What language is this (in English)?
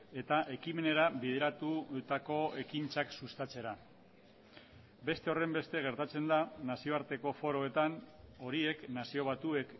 Basque